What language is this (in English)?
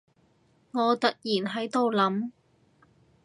Cantonese